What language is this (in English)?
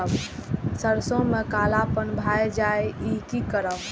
Maithili